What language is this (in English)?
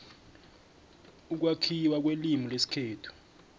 South Ndebele